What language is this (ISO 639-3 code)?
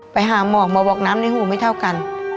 tha